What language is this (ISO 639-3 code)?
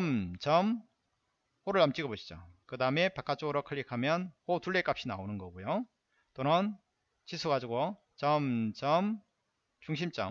kor